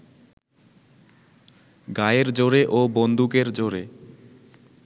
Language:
Bangla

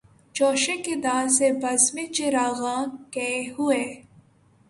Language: Urdu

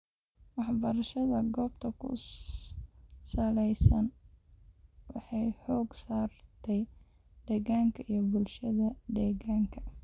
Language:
Somali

